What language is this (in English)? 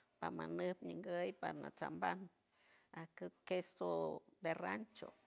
San Francisco Del Mar Huave